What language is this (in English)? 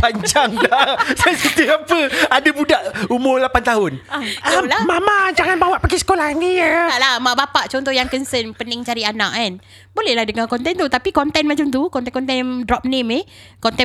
Malay